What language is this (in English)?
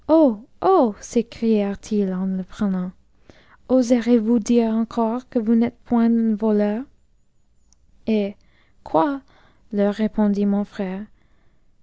French